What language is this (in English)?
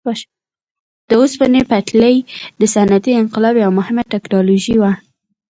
Pashto